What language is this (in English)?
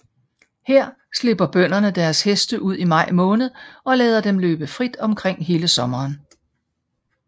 Danish